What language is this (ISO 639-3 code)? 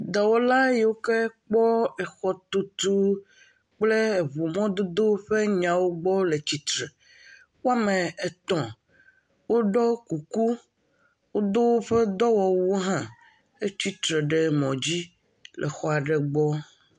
ewe